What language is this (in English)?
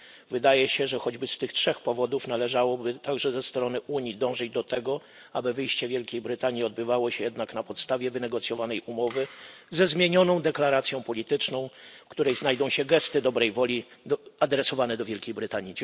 Polish